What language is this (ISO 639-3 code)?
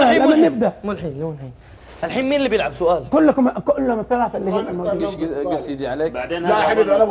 ara